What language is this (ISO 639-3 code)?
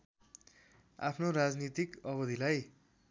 nep